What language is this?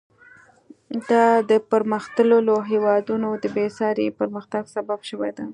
Pashto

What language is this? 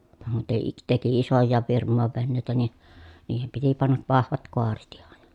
Finnish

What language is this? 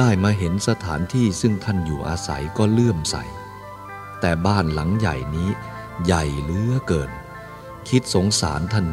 Thai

